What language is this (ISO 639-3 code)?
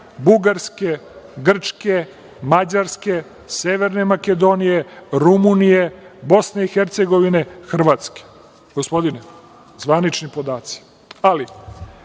srp